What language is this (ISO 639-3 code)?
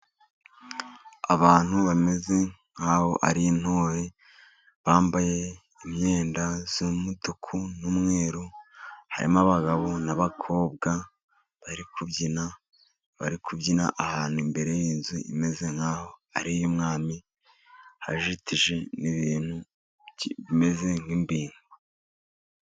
kin